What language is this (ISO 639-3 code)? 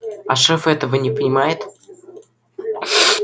rus